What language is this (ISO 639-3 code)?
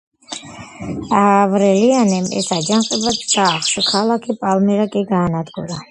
kat